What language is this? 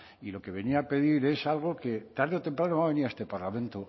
Spanish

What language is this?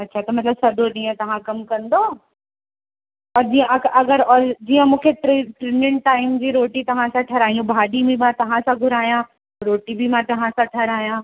Sindhi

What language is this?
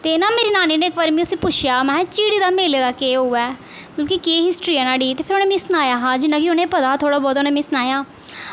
Dogri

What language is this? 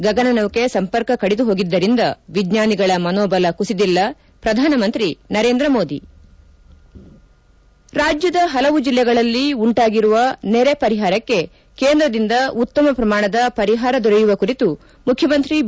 Kannada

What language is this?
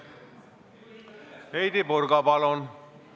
Estonian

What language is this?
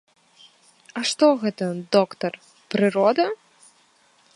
Belarusian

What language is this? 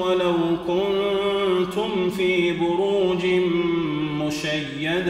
Arabic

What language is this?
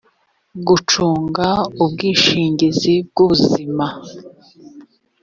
Kinyarwanda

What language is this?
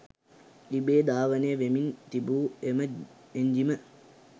Sinhala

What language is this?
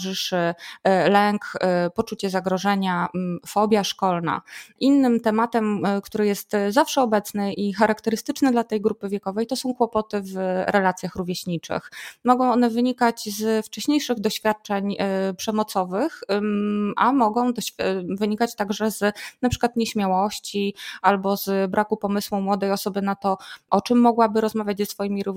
Polish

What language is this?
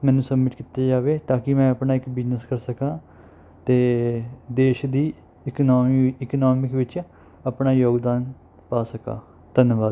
Punjabi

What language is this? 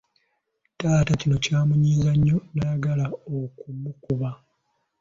Ganda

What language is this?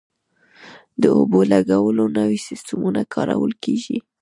Pashto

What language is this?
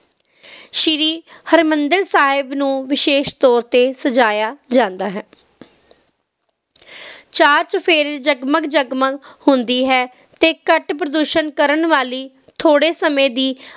Punjabi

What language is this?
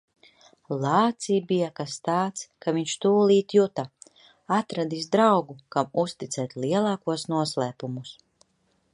Latvian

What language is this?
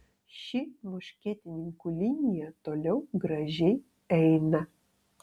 Lithuanian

